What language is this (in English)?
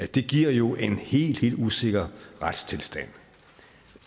Danish